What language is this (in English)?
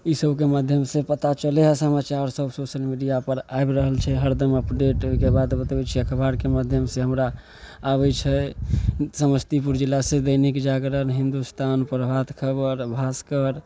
Maithili